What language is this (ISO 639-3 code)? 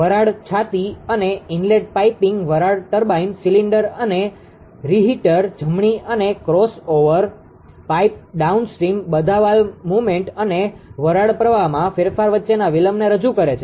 guj